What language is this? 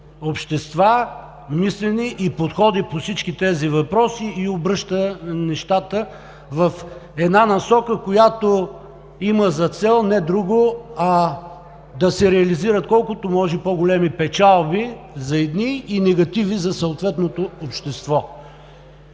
Bulgarian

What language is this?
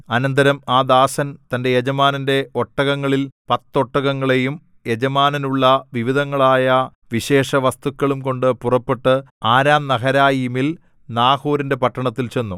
Malayalam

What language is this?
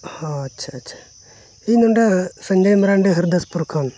Santali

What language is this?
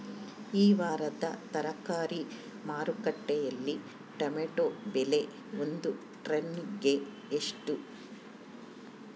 Kannada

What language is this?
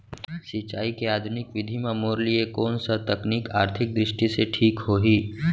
Chhattisgarhi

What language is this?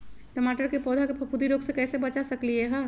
Magahi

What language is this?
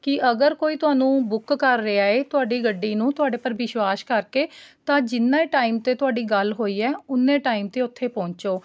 Punjabi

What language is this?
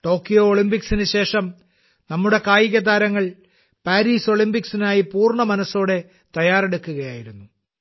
Malayalam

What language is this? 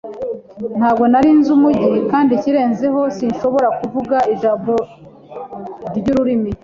Kinyarwanda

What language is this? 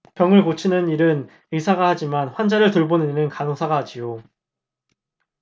Korean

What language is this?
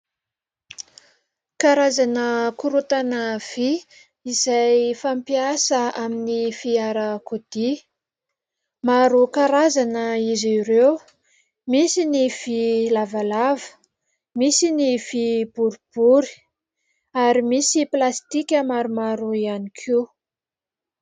Malagasy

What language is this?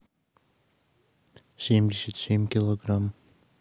Russian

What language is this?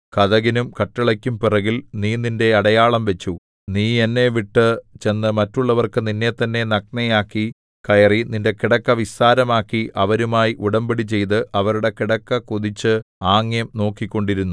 Malayalam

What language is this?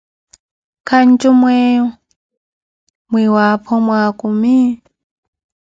Koti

